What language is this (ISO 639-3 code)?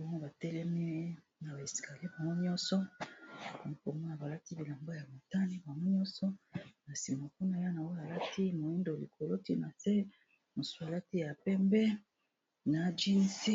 lin